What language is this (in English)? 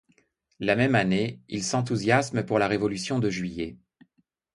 French